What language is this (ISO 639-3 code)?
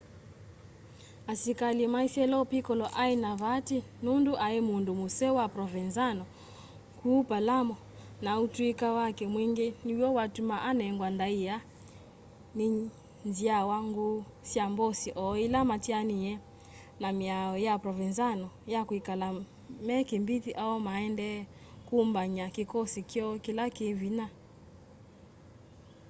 kam